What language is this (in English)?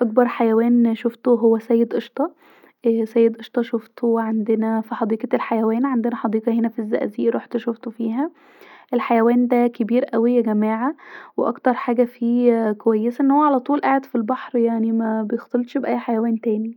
Egyptian Arabic